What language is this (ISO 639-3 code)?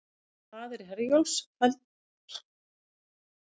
isl